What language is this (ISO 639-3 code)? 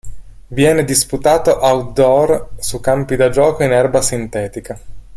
ita